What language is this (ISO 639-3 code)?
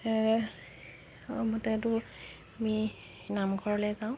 asm